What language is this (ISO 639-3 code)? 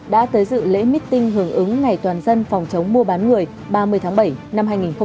vie